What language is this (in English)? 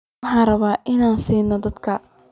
Somali